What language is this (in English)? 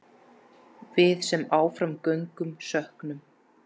Icelandic